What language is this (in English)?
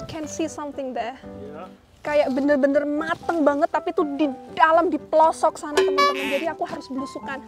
Indonesian